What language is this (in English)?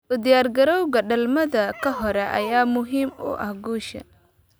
Somali